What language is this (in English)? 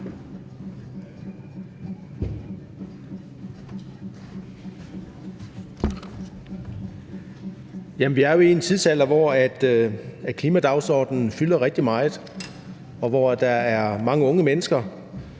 Danish